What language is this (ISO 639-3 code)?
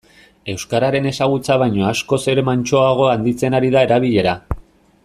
eus